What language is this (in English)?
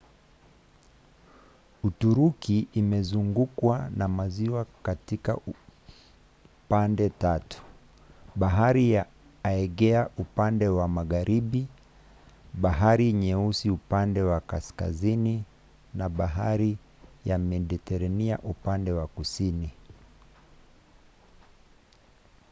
Swahili